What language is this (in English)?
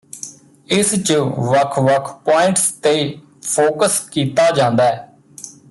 Punjabi